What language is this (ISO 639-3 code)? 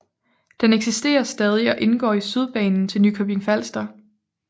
dan